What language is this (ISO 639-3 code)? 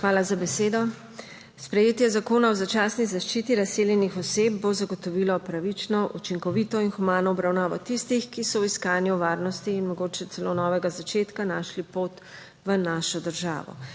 slv